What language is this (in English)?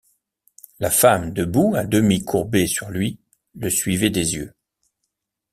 French